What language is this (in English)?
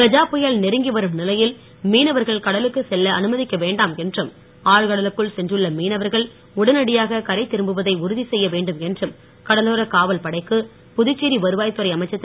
Tamil